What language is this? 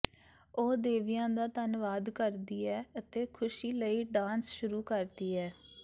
Punjabi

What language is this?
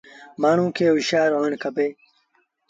Sindhi Bhil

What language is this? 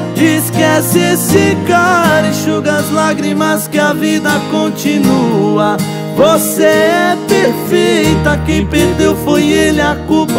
Portuguese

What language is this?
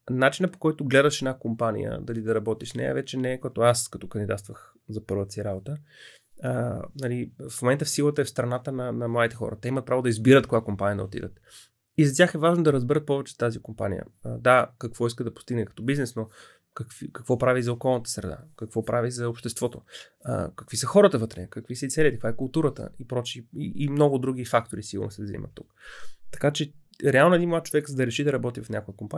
Bulgarian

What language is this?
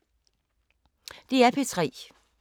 Danish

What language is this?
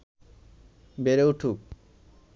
Bangla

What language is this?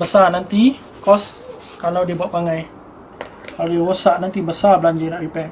Malay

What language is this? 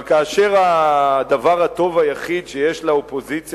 Hebrew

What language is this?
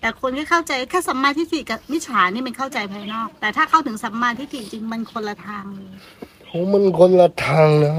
Thai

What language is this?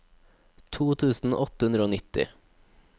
Norwegian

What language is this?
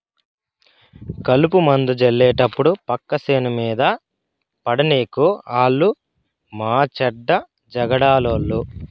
Telugu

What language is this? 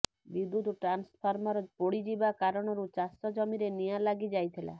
Odia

